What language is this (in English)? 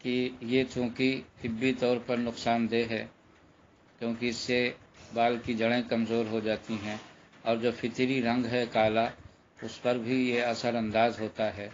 Hindi